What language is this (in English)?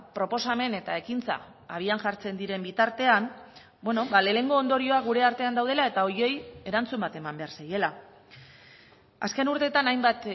Basque